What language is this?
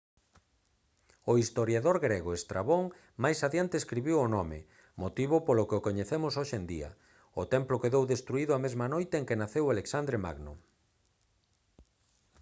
Galician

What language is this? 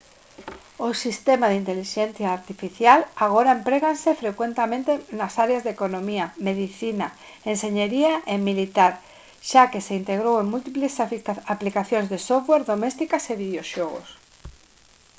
Galician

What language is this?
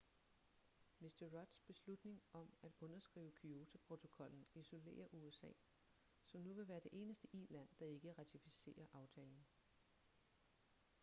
Danish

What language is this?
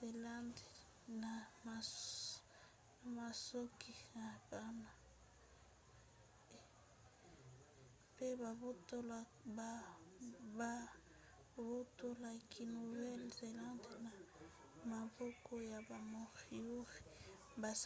Lingala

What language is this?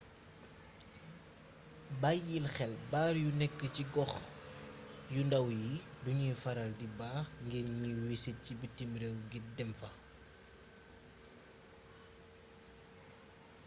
Wolof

